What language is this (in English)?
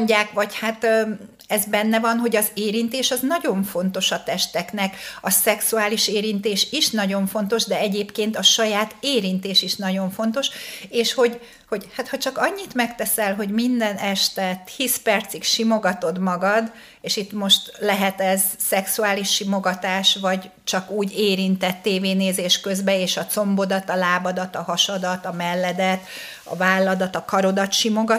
Hungarian